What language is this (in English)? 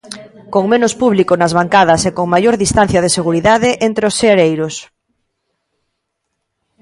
Galician